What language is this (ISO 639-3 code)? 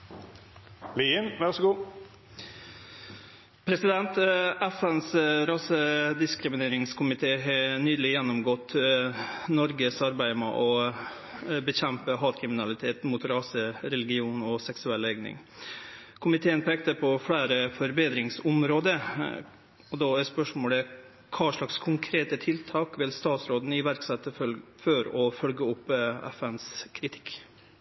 nno